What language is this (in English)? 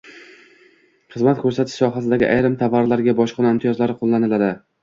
Uzbek